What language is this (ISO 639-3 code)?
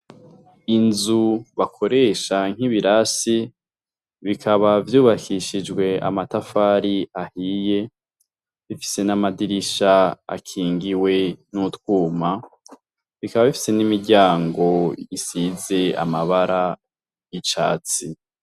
run